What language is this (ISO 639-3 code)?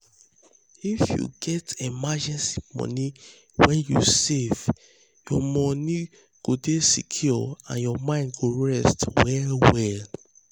pcm